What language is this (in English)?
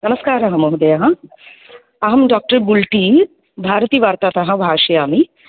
Sanskrit